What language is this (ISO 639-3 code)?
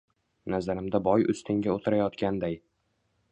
uzb